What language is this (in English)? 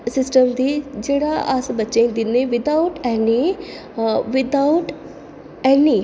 Dogri